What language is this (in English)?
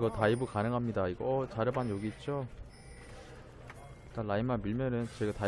Korean